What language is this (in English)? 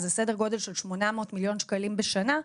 Hebrew